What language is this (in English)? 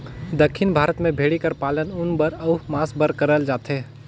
Chhattisgarhi